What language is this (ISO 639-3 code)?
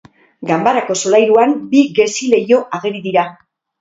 eus